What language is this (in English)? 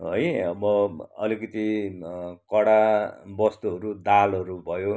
Nepali